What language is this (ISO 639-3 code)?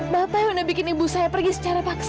ind